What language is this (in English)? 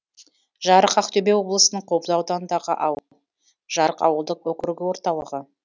Kazakh